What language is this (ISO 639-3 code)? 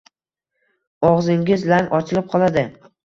uzb